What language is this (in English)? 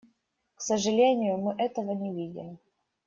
Russian